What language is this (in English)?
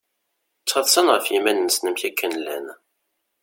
Kabyle